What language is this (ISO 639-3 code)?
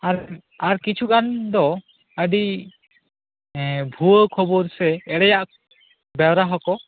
sat